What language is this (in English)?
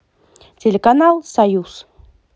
Russian